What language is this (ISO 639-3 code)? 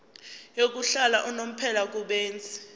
zul